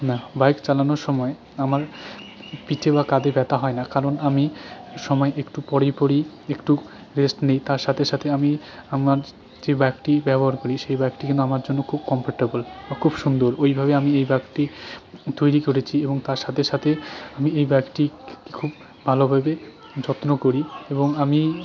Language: Bangla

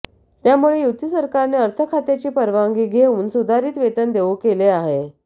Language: Marathi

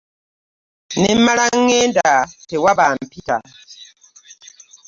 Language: Ganda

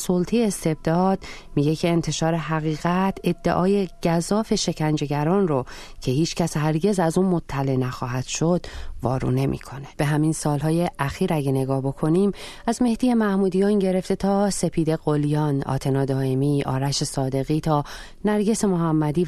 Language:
Persian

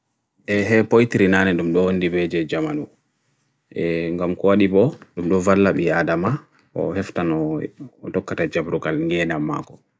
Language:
Bagirmi Fulfulde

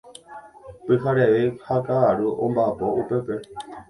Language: Guarani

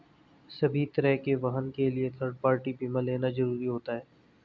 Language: Hindi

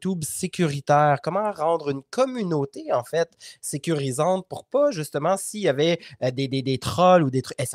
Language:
French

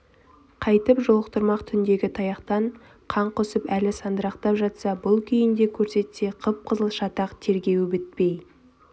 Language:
Kazakh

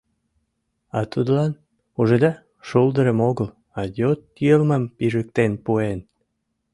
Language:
Mari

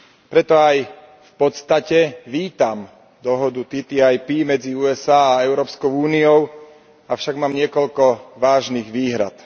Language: Slovak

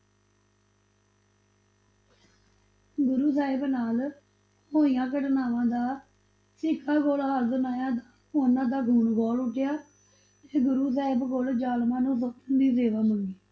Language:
Punjabi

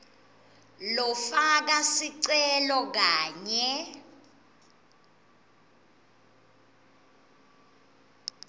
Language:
Swati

